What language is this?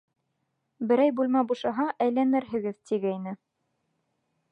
Bashkir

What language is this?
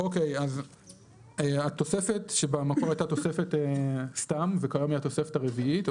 Hebrew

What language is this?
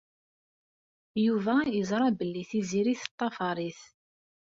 Kabyle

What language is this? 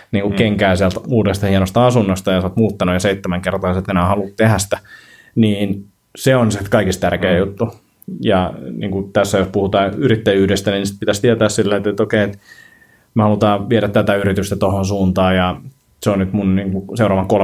Finnish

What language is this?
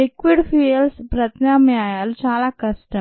Telugu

